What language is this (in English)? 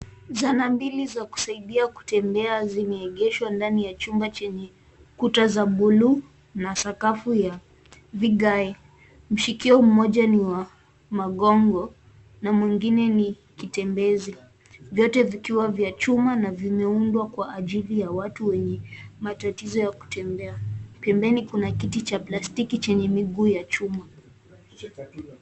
Swahili